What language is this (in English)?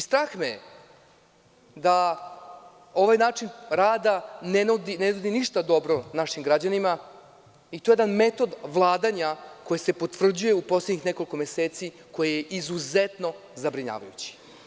Serbian